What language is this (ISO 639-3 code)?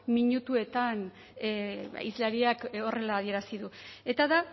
eus